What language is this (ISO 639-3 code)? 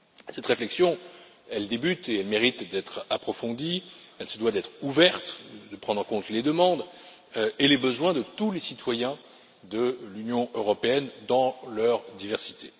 fra